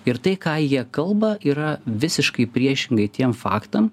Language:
Lithuanian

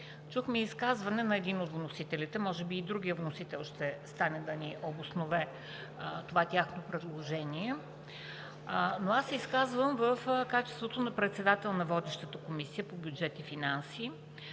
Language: Bulgarian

